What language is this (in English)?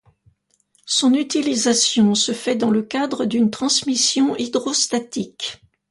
French